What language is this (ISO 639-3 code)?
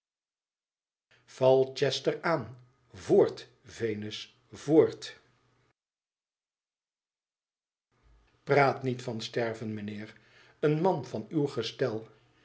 nld